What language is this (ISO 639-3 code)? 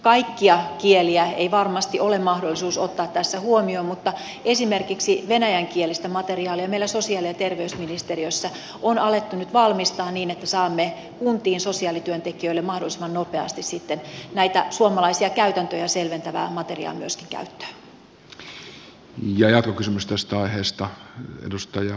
fin